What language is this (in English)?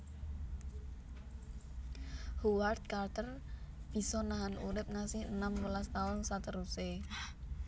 Javanese